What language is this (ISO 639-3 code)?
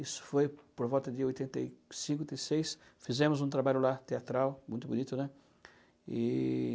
por